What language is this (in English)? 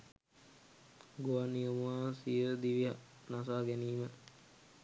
Sinhala